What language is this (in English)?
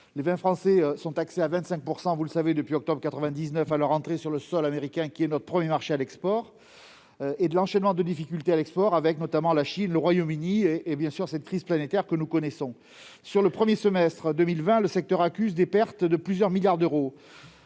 French